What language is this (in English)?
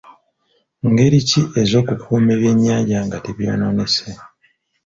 Ganda